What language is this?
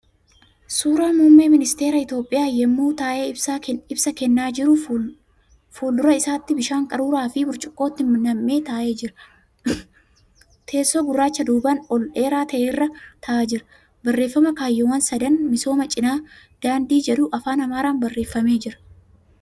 Oromo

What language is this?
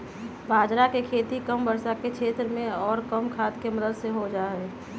Magahi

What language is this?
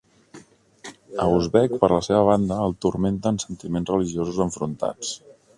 Catalan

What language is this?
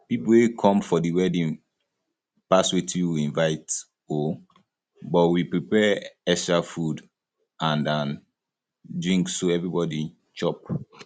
Nigerian Pidgin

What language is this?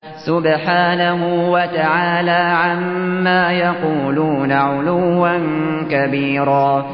Arabic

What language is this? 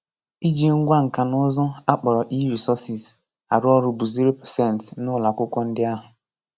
Igbo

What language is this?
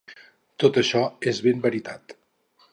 Catalan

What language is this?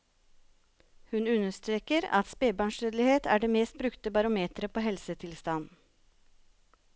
Norwegian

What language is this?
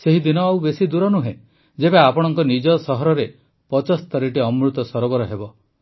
Odia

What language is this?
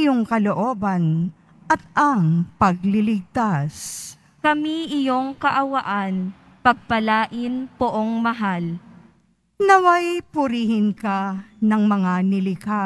Filipino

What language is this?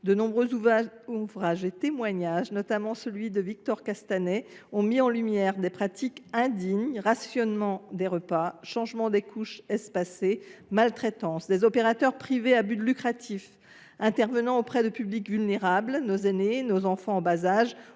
French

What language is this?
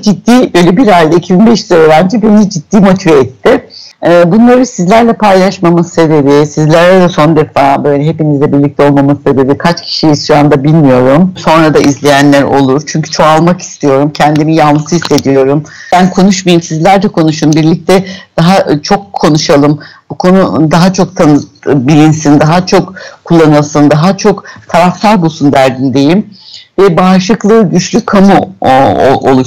Turkish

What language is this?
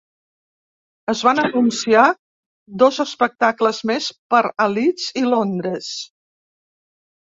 Catalan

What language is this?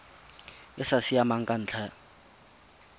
Tswana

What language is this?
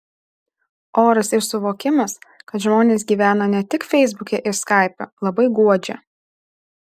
Lithuanian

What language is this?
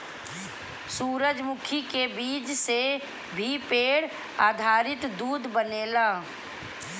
Bhojpuri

